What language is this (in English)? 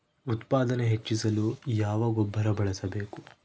Kannada